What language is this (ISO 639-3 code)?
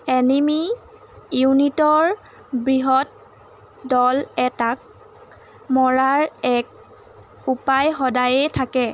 asm